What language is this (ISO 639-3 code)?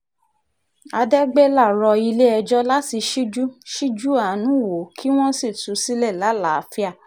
yor